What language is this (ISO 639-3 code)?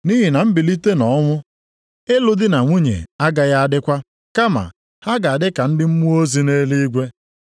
ibo